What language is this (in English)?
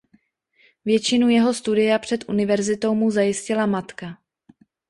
Czech